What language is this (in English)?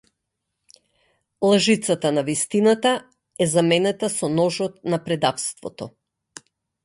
Macedonian